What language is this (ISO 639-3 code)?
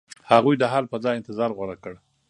pus